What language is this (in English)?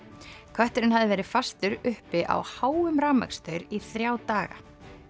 Icelandic